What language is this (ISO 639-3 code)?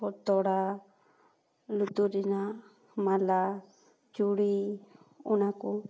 sat